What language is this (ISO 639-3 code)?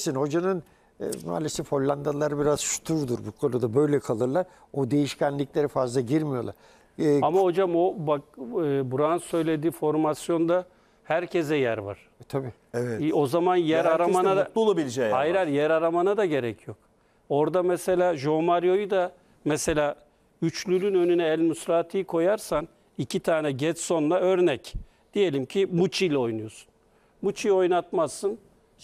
tur